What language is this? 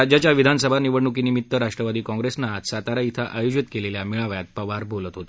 Marathi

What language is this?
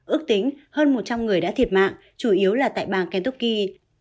Vietnamese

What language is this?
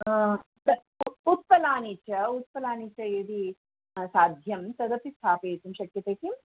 Sanskrit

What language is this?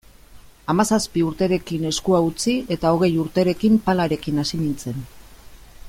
Basque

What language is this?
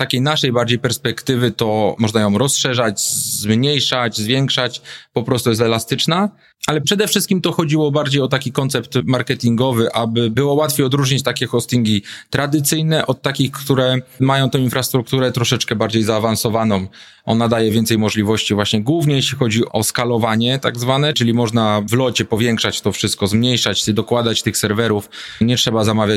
Polish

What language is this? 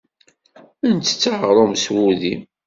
Kabyle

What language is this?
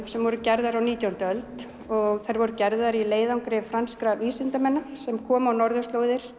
Icelandic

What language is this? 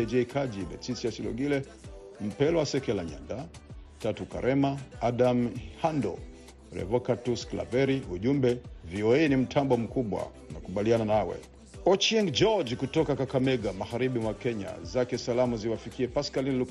Swahili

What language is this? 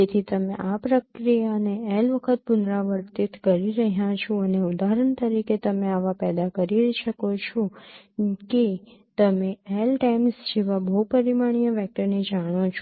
Gujarati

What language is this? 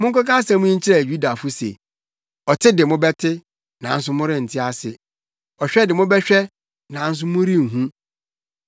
Akan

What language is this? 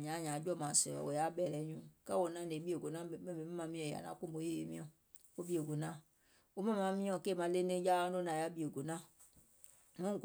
Gola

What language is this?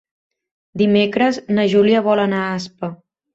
Catalan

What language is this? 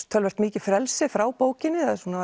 Icelandic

